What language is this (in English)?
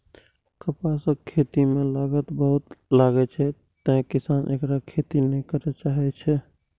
Maithili